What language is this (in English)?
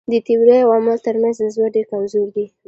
Pashto